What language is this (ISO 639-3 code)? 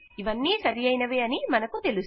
tel